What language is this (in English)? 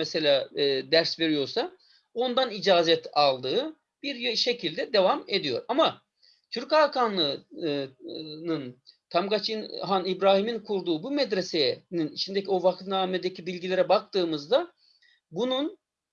Turkish